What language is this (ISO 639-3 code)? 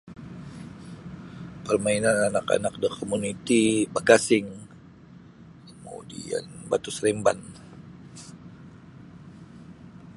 bsy